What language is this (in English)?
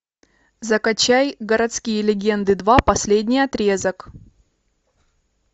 Russian